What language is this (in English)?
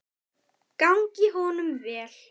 Icelandic